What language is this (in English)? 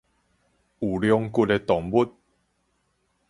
Min Nan Chinese